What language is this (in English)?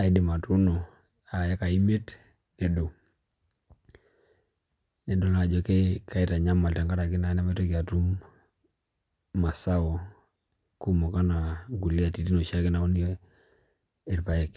Masai